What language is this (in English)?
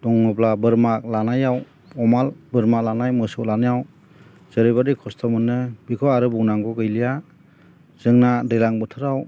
Bodo